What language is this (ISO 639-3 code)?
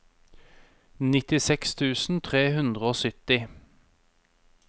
nor